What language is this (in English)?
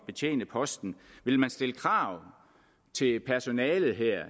Danish